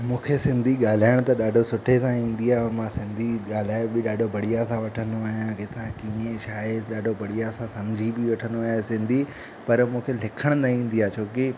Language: Sindhi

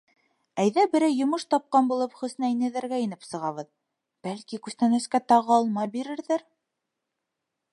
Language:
Bashkir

